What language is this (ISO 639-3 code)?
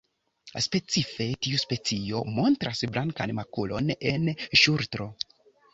epo